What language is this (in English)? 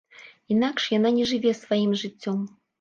Belarusian